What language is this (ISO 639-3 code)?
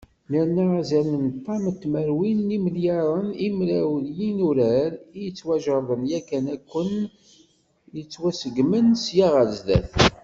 kab